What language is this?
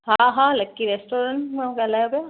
Sindhi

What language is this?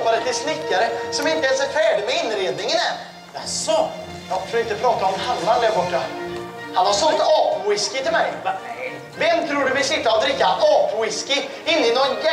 Swedish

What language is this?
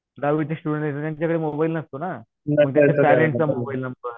Marathi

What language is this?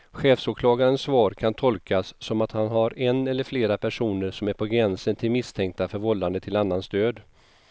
Swedish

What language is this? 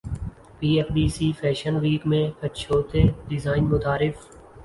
Urdu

